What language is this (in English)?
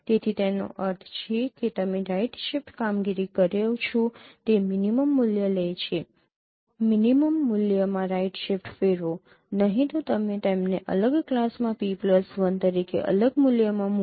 Gujarati